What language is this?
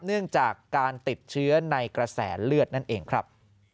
Thai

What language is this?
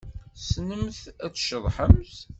Kabyle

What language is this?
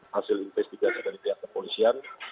Indonesian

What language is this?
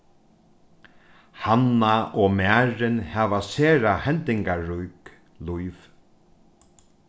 Faroese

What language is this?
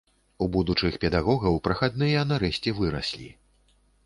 Belarusian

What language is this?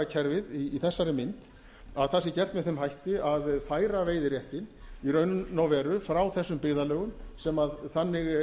Icelandic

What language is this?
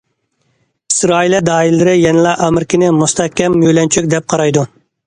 Uyghur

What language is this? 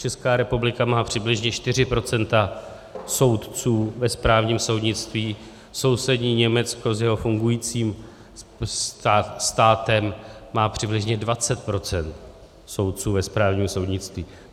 Czech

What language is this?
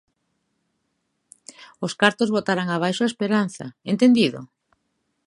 Galician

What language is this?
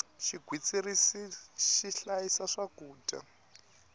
Tsonga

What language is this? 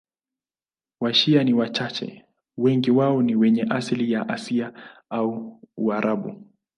Swahili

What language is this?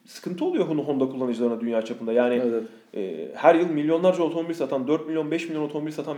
Turkish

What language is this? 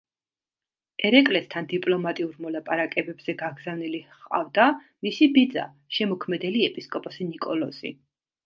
Georgian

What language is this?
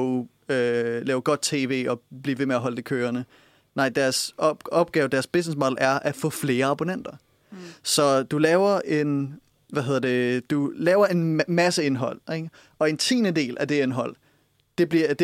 Danish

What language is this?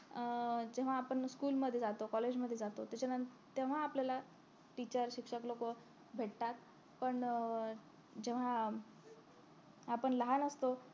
Marathi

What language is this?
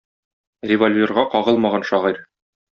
Tatar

